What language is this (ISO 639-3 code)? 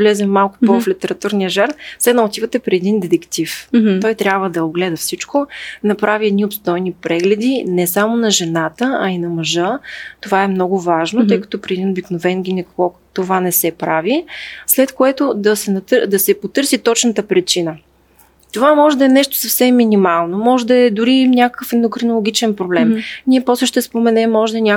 bul